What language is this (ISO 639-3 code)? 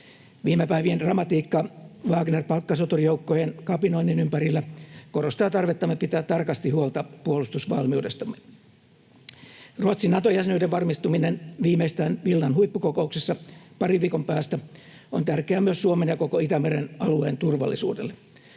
fin